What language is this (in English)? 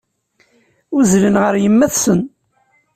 Kabyle